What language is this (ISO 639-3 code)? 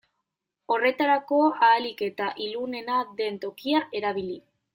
eus